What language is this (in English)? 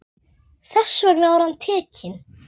Icelandic